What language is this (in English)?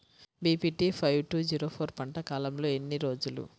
Telugu